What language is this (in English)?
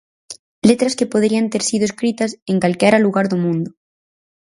Galician